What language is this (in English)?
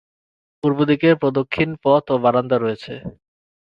Bangla